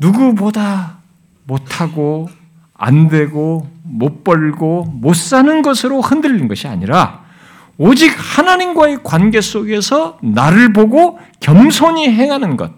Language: Korean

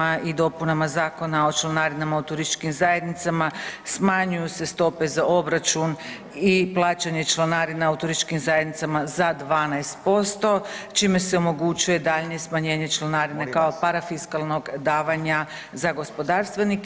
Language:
Croatian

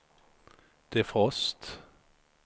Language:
Swedish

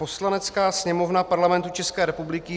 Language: Czech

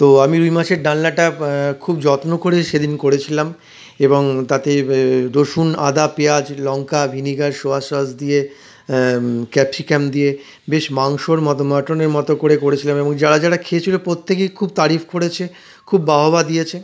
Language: Bangla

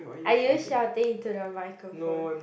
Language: English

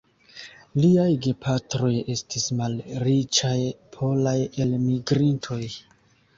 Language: Esperanto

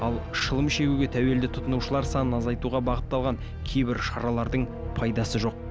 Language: Kazakh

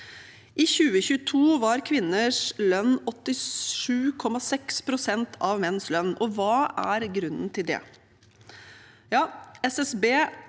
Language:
Norwegian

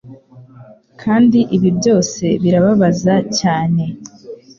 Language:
Kinyarwanda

